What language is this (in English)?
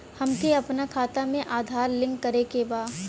Bhojpuri